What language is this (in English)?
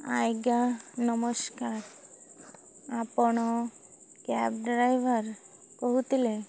Odia